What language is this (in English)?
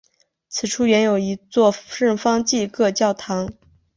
Chinese